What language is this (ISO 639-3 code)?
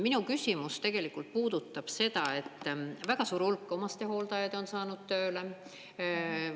est